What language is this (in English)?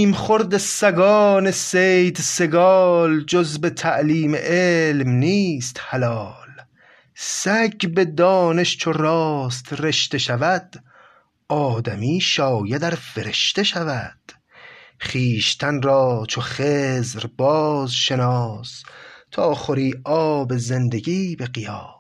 Persian